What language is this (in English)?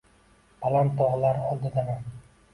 Uzbek